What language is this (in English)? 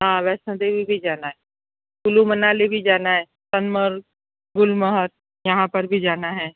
Hindi